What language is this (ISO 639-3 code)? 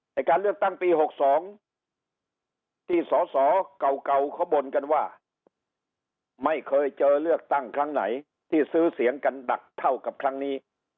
tha